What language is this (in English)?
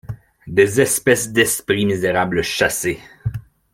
French